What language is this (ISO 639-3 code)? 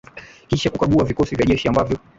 swa